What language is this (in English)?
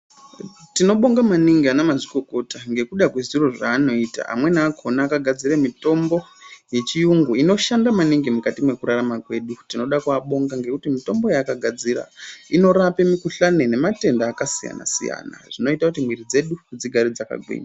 Ndau